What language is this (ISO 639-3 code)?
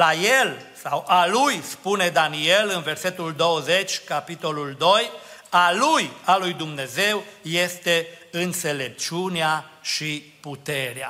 ron